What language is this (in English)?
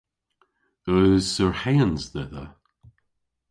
Cornish